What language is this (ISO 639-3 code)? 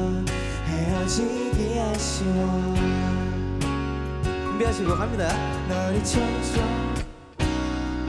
kor